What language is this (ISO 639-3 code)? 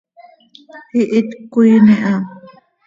sei